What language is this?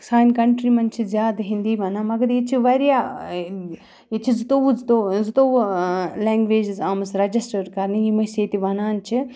Kashmiri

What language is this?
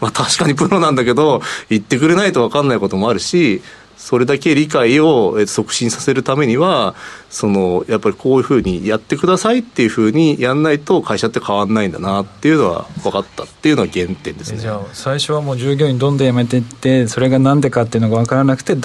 Japanese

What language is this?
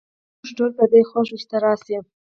Pashto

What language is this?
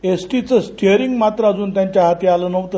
Marathi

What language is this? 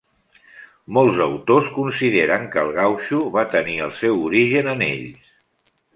Catalan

